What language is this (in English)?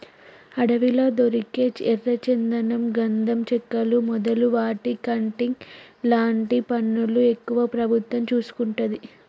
Telugu